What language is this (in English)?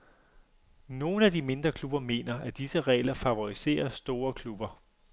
Danish